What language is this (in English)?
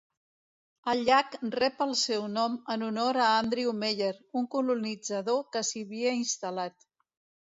Catalan